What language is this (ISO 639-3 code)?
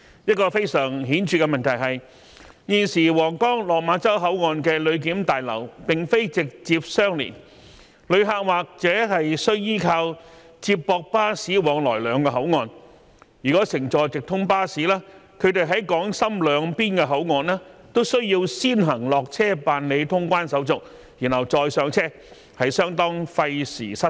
yue